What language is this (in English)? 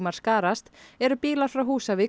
Icelandic